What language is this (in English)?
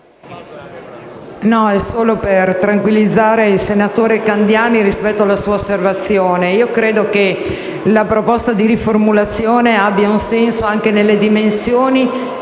Italian